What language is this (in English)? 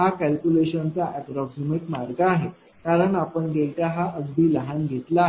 Marathi